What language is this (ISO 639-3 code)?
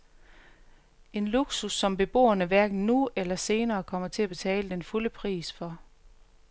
dan